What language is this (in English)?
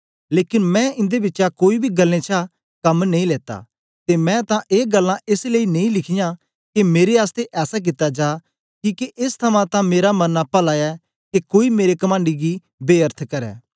Dogri